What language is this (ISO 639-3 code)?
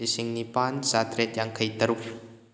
mni